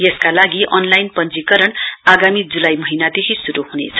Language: Nepali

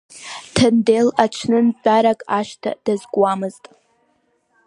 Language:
Abkhazian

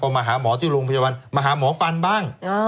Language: Thai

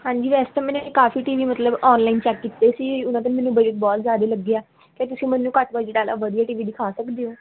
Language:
Punjabi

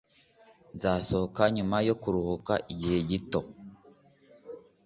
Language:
Kinyarwanda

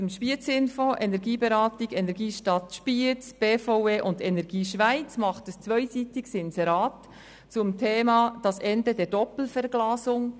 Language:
Swiss German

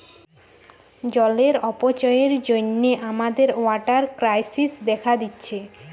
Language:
Bangla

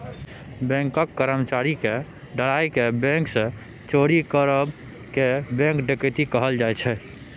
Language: Maithili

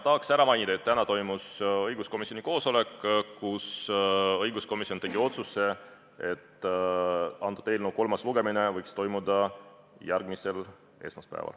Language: Estonian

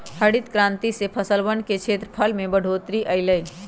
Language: Magahi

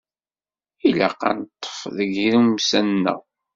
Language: Kabyle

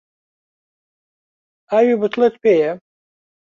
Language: Central Kurdish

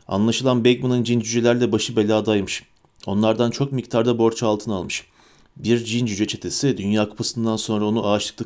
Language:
Turkish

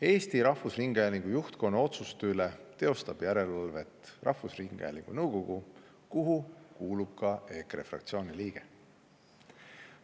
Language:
Estonian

